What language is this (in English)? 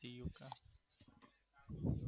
Gujarati